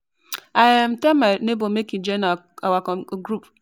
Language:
Nigerian Pidgin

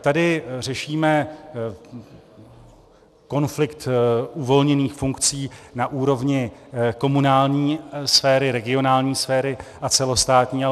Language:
Czech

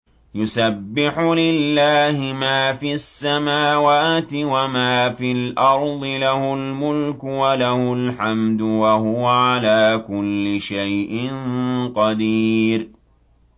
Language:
Arabic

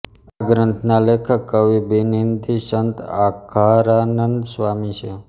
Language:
Gujarati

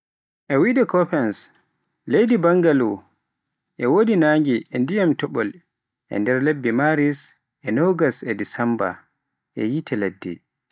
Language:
Pular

